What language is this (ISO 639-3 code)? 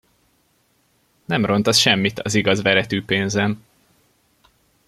hun